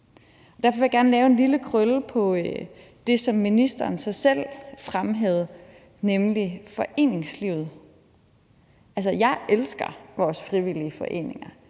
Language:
Danish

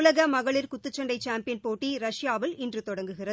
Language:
Tamil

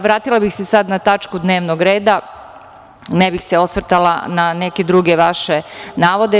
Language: Serbian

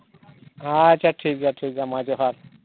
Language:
Santali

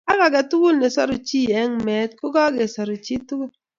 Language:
Kalenjin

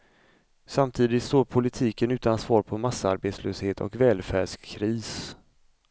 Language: Swedish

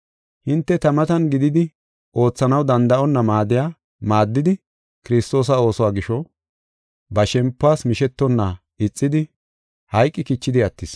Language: Gofa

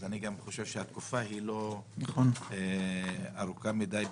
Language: Hebrew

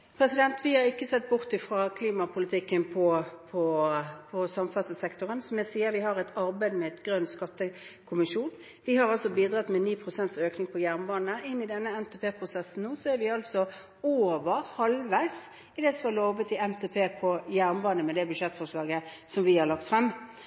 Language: Norwegian Bokmål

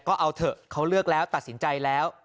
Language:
Thai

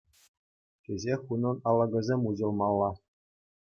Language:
Chuvash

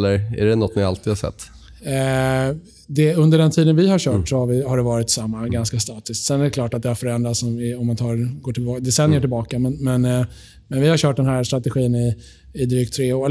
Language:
Swedish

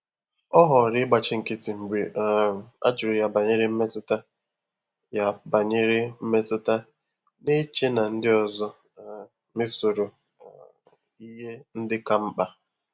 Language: Igbo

